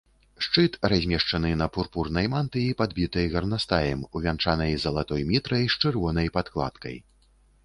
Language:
Belarusian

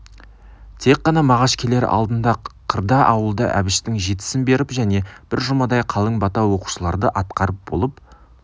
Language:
Kazakh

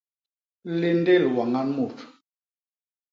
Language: Basaa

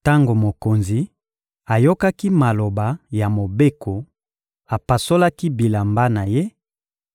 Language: Lingala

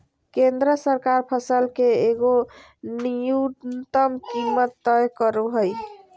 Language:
Magahi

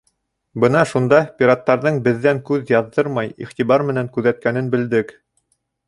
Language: Bashkir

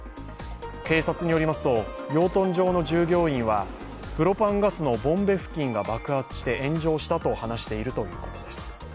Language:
Japanese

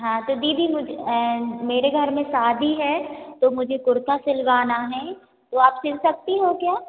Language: Hindi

